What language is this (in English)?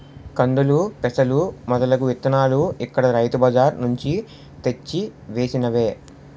Telugu